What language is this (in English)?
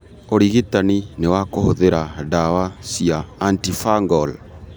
Kikuyu